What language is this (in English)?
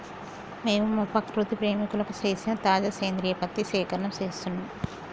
Telugu